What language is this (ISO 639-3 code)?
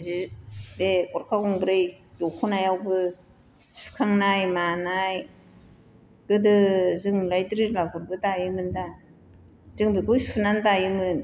brx